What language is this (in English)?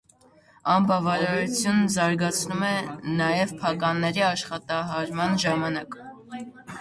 Armenian